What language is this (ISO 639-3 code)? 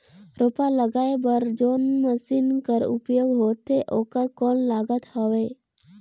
hne